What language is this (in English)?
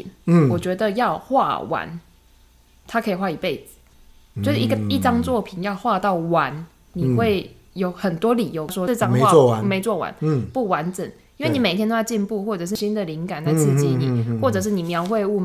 Chinese